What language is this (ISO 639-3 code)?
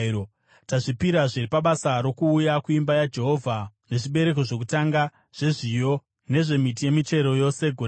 sna